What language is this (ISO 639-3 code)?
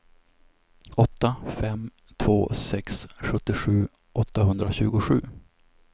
swe